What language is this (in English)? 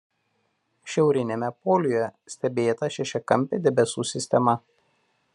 Lithuanian